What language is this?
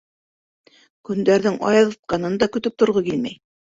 Bashkir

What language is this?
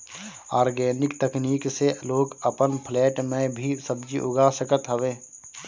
Bhojpuri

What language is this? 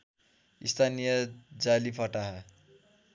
Nepali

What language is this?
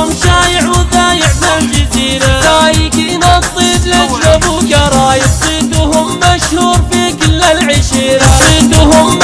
Arabic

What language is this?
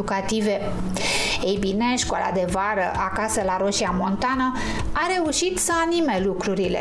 Romanian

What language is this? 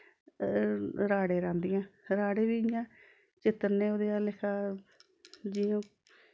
Dogri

